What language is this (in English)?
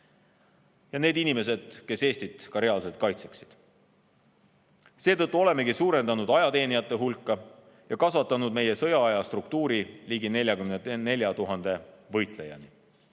Estonian